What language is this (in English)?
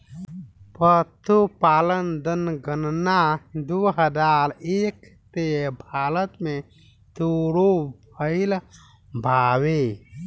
Bhojpuri